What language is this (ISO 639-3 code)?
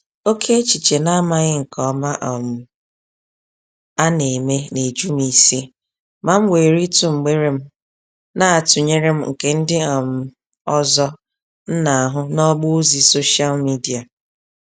ibo